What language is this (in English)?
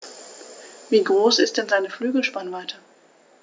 German